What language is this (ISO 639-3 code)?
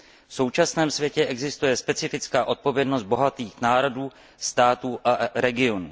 ces